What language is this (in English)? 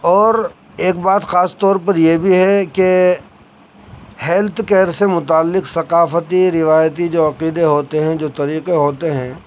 Urdu